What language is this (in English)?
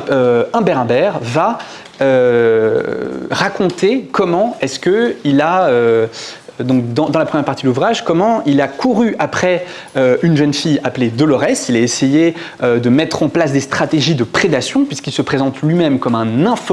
French